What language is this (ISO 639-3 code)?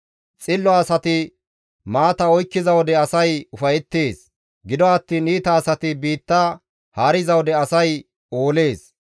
gmv